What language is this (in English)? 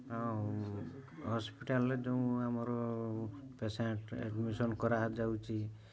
Odia